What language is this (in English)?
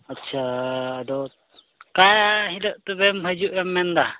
Santali